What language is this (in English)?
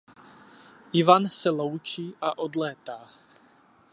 Czech